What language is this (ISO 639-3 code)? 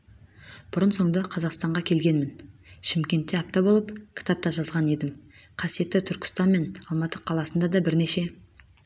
kaz